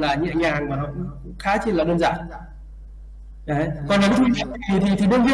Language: Vietnamese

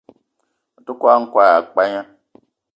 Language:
Eton (Cameroon)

